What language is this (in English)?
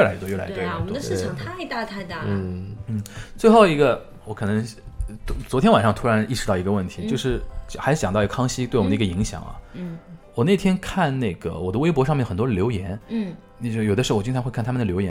Chinese